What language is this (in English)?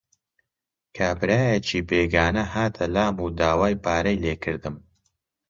Central Kurdish